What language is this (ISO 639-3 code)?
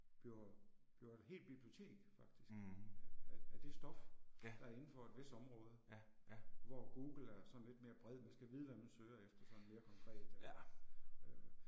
dan